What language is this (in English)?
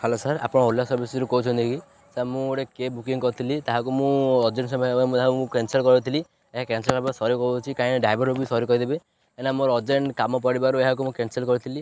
Odia